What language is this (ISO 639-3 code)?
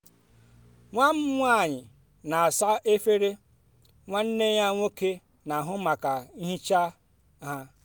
ibo